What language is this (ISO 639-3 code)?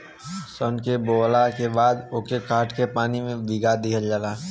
bho